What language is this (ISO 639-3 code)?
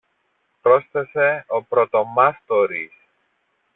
ell